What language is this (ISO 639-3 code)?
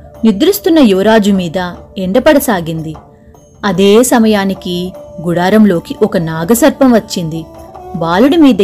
tel